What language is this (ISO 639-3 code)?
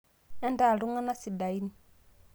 mas